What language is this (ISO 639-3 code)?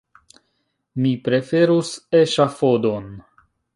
epo